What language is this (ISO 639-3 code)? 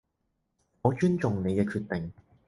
yue